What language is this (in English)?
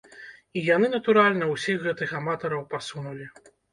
Belarusian